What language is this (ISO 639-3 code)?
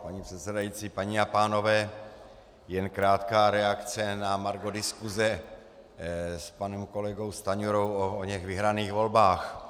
ces